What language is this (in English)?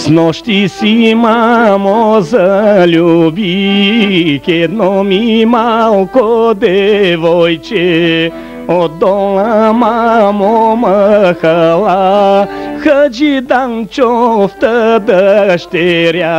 Bulgarian